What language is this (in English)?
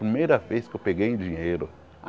Portuguese